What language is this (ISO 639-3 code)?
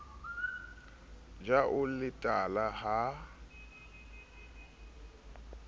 sot